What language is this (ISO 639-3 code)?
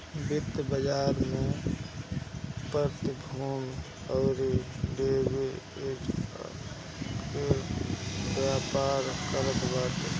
bho